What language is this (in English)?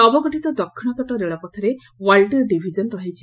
Odia